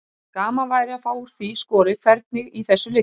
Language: Icelandic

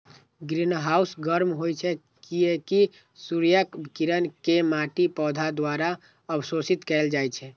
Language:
Maithili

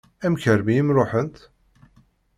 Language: Kabyle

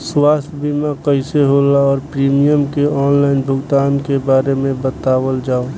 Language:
Bhojpuri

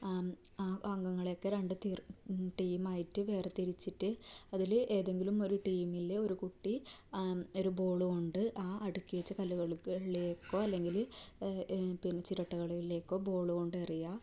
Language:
Malayalam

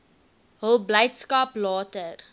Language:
Afrikaans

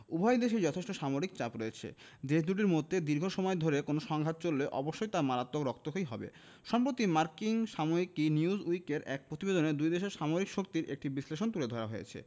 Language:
Bangla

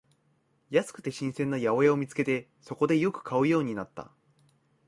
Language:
Japanese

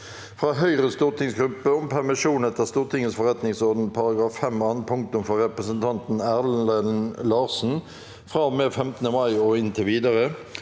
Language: Norwegian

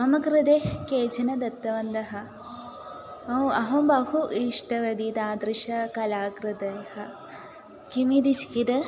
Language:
Sanskrit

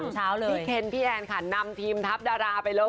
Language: Thai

